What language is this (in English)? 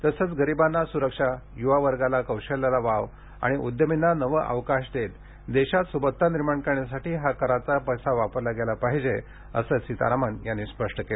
Marathi